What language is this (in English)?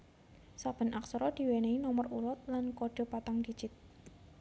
Javanese